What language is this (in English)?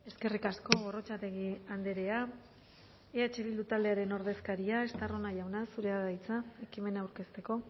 Basque